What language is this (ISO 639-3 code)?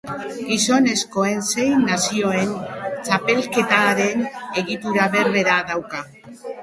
eus